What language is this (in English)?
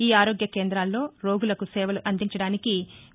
Telugu